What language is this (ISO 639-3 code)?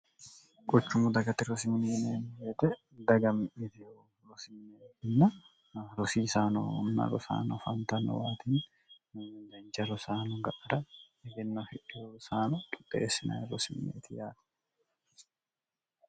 sid